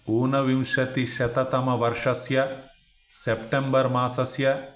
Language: Sanskrit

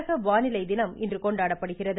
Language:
Tamil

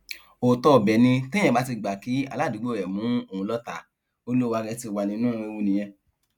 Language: Yoruba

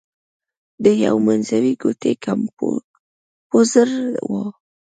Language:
Pashto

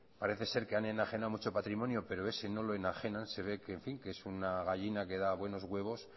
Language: Spanish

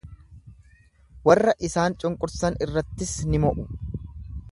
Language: Oromo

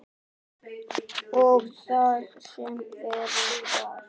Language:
Icelandic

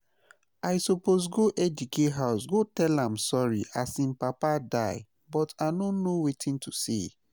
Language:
Nigerian Pidgin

